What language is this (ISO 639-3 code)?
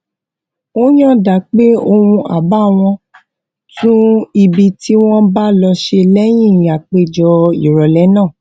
yor